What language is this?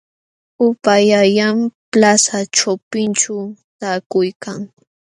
Jauja Wanca Quechua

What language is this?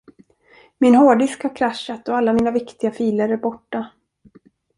Swedish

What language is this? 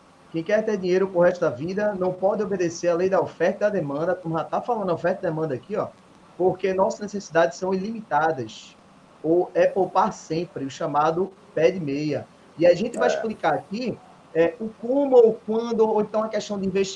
Portuguese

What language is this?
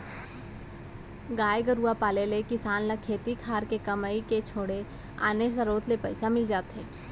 Chhattisgarhi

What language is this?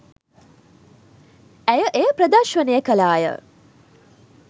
Sinhala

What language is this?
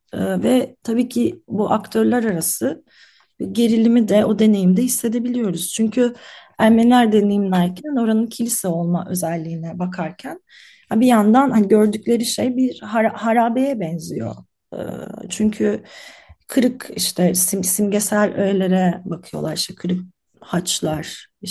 Turkish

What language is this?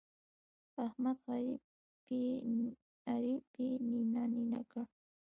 Pashto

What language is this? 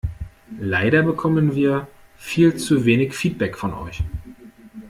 German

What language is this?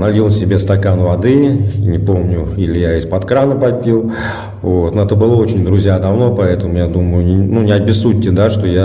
Russian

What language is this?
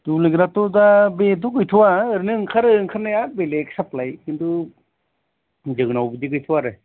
Bodo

